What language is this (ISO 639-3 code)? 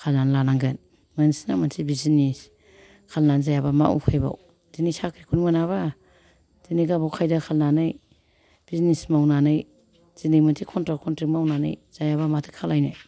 brx